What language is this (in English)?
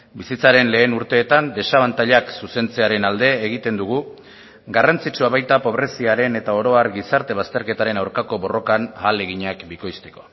Basque